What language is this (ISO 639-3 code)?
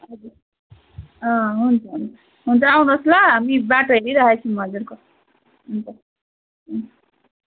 nep